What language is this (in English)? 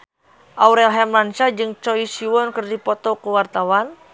Sundanese